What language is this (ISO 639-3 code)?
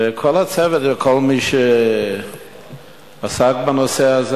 heb